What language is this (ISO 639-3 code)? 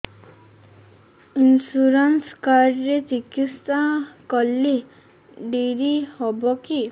ori